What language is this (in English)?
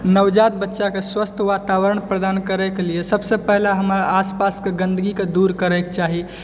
Maithili